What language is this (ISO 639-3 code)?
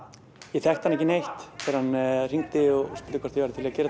isl